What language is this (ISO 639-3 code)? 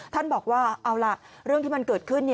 tha